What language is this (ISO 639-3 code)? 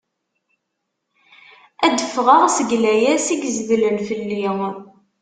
kab